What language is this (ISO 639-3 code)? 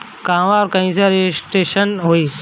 bho